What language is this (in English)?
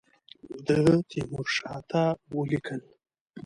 Pashto